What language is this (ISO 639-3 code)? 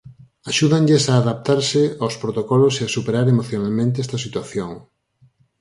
glg